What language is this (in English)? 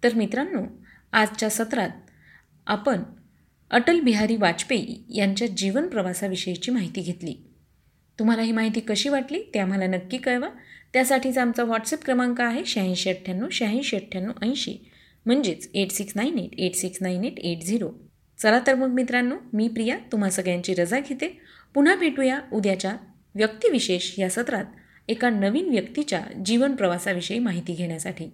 Marathi